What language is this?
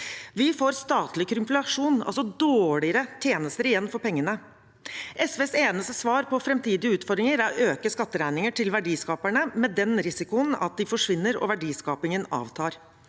Norwegian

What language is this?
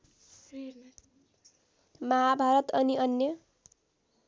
Nepali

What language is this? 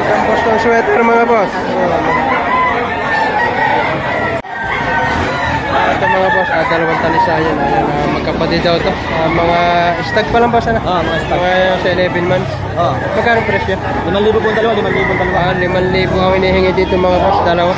Filipino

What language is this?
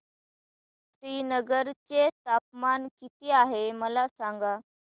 Marathi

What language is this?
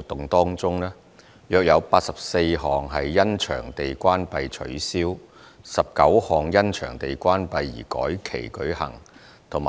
Cantonese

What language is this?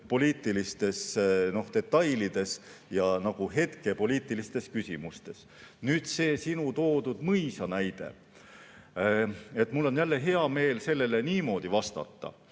Estonian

